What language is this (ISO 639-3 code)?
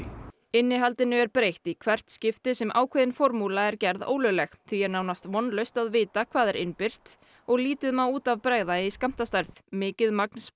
isl